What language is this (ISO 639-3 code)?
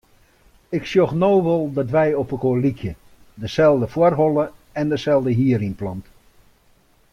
fry